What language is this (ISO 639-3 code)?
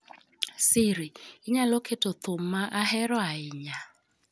luo